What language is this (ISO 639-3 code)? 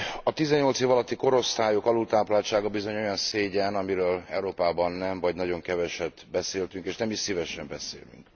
hun